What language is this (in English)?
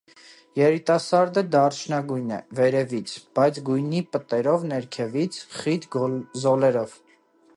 Armenian